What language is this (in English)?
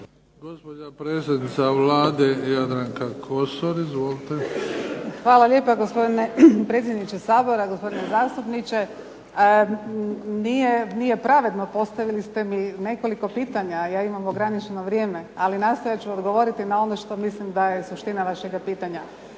Croatian